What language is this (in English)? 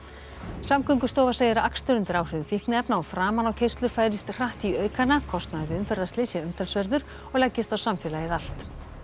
Icelandic